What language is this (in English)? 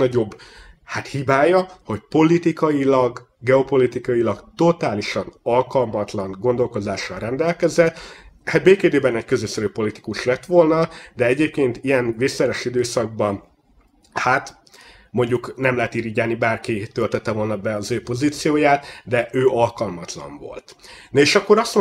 Hungarian